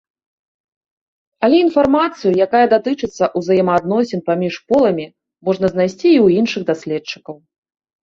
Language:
Belarusian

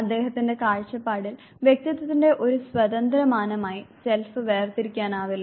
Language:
Malayalam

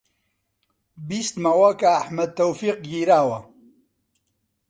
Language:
Central Kurdish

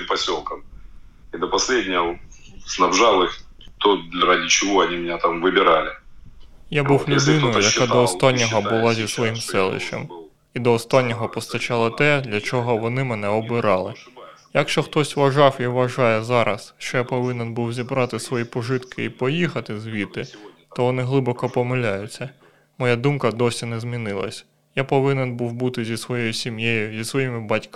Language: Ukrainian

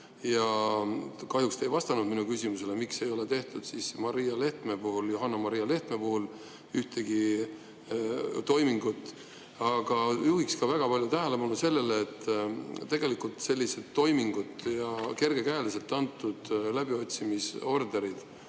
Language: Estonian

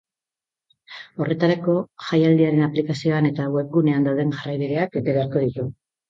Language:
Basque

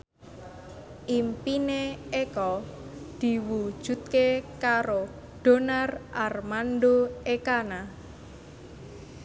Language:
Javanese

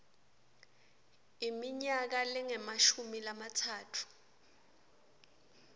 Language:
Swati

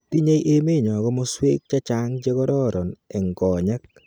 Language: Kalenjin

